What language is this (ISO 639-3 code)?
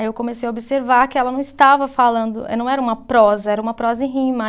por